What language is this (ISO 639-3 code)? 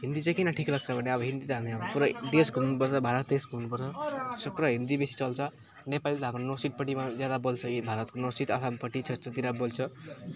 nep